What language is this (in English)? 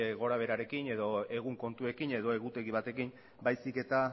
Basque